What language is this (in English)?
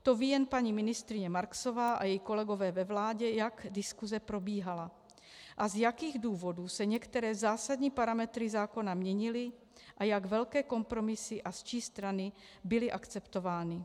Czech